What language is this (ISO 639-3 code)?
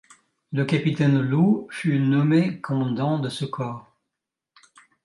fra